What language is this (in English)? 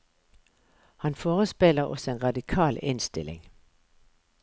Norwegian